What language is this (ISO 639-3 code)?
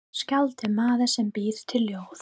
isl